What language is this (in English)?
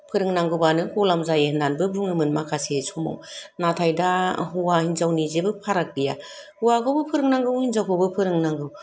Bodo